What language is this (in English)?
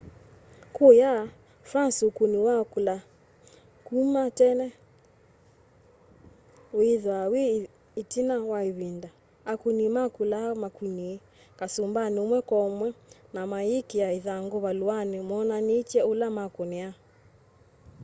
Kamba